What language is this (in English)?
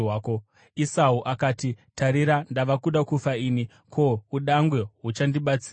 Shona